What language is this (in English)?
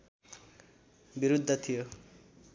Nepali